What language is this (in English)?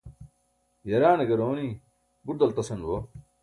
Burushaski